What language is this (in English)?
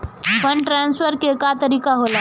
Bhojpuri